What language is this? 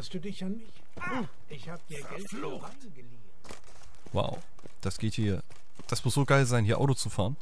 German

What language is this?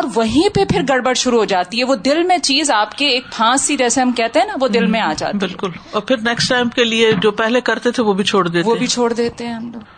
Urdu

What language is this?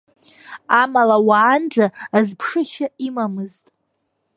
Abkhazian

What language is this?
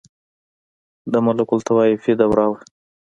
Pashto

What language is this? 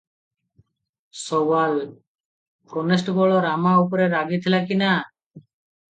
Odia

